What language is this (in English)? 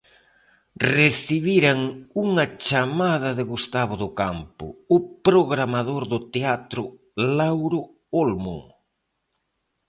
Galician